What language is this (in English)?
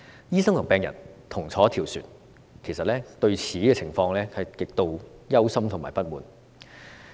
Cantonese